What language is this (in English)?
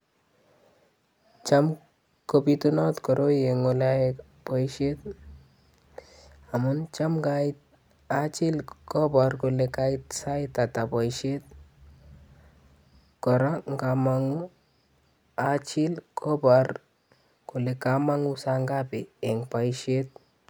Kalenjin